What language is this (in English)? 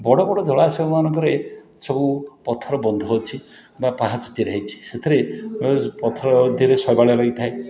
Odia